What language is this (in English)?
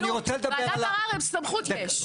Hebrew